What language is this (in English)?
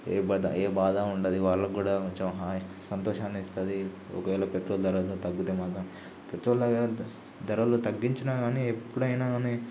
Telugu